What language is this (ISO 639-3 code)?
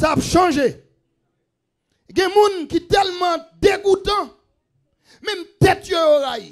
fra